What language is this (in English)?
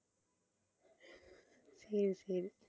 Tamil